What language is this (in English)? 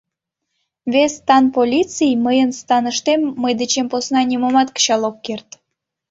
Mari